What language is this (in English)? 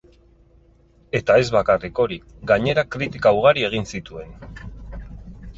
Basque